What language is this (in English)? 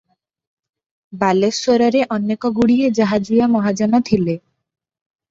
Odia